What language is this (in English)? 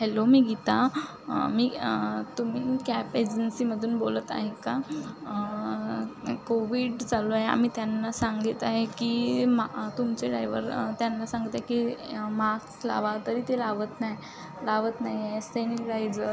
Marathi